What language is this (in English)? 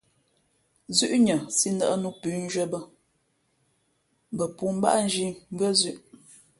Fe'fe'